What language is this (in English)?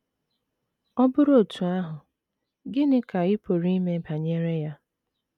Igbo